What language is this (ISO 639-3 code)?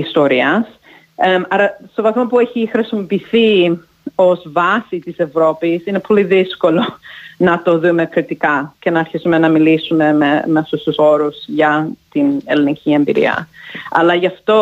ell